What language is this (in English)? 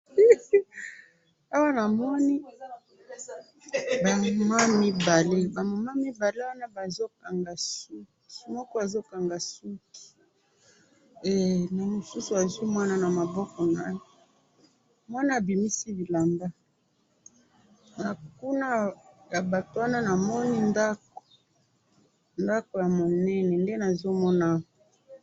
Lingala